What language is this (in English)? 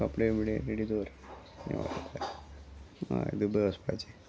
Konkani